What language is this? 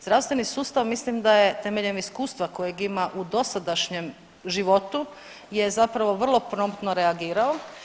Croatian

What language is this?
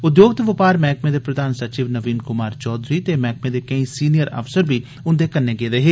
Dogri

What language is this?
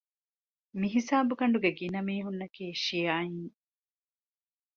Divehi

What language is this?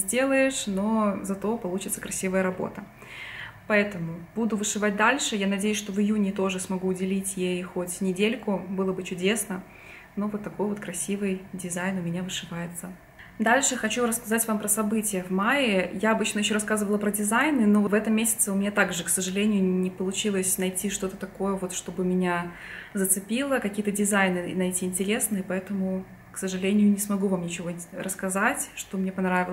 Russian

